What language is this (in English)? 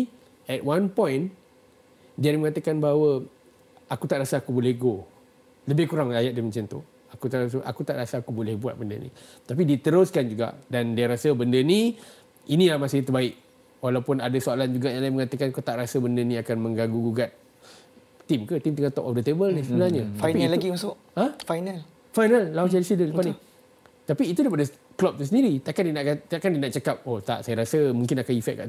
Malay